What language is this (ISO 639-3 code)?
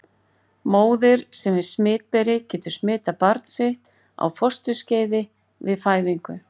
isl